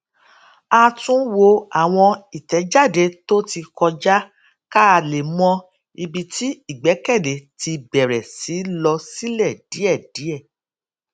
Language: Yoruba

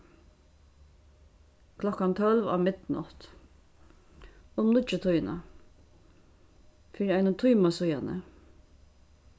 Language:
Faroese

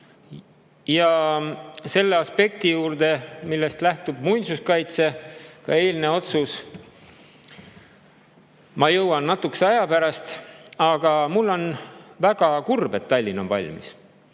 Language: Estonian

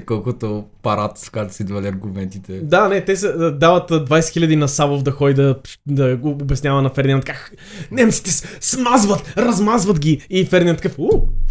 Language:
Bulgarian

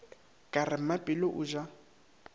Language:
Northern Sotho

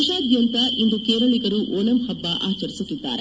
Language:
Kannada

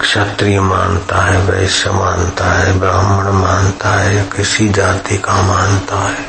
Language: Hindi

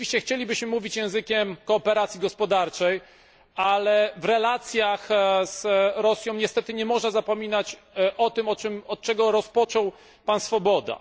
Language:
Polish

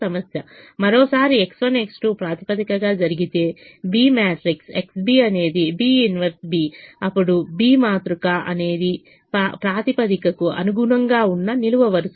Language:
Telugu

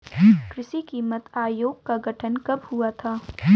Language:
Hindi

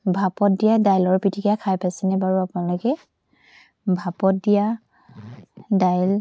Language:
Assamese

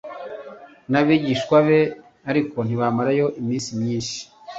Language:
Kinyarwanda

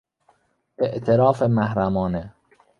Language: Persian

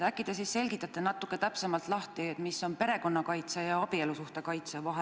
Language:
Estonian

